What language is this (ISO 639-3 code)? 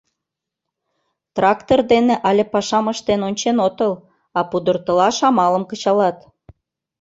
chm